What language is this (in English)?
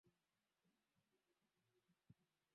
Swahili